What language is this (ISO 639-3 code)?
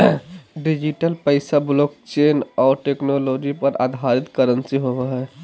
mag